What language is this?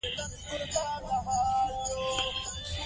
Pashto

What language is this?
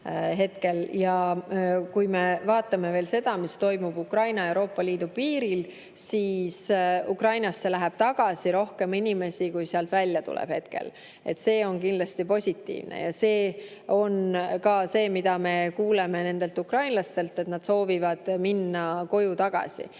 Estonian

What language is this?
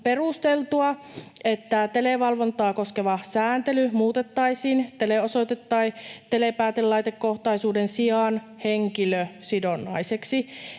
Finnish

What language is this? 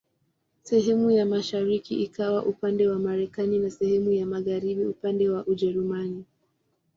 Swahili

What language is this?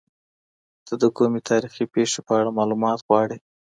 Pashto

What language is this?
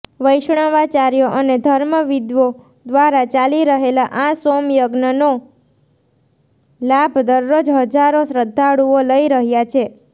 Gujarati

